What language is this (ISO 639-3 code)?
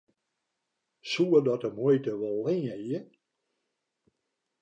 fry